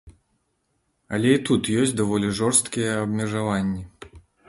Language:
Belarusian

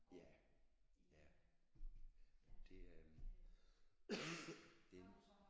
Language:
Danish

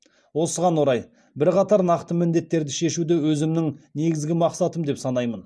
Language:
Kazakh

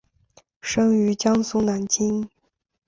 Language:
Chinese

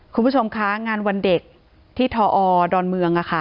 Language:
Thai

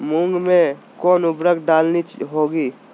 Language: Magahi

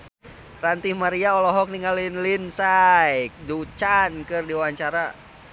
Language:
Sundanese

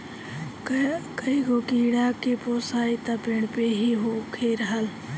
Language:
Bhojpuri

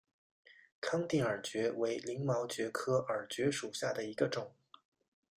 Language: Chinese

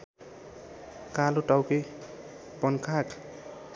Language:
Nepali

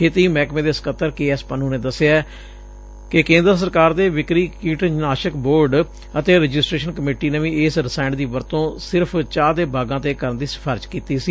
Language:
Punjabi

